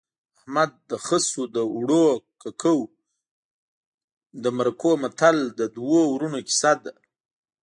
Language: Pashto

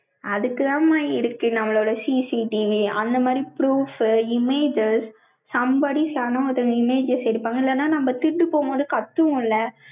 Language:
Tamil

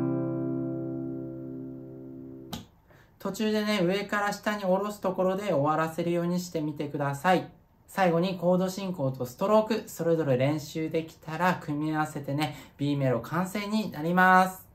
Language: Japanese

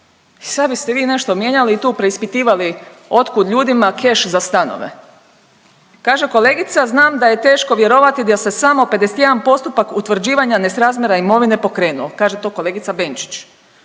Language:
Croatian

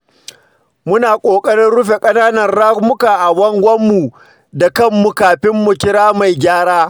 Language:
Hausa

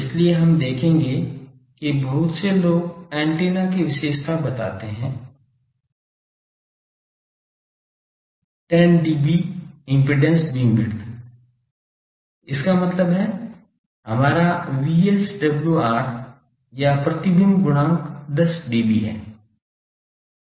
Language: Hindi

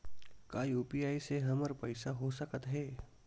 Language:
Chhattisgarhi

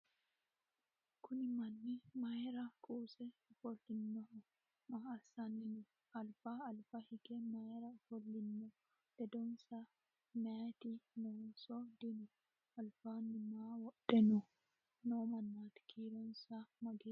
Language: Sidamo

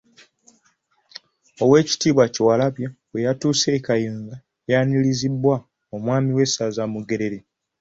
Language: Ganda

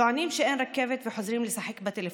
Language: Hebrew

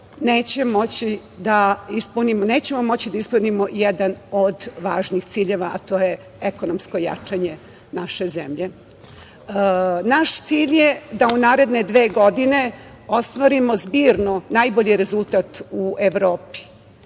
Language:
Serbian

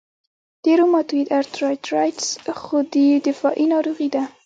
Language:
Pashto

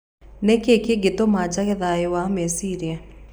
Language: Kikuyu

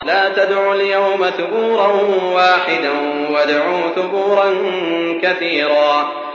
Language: Arabic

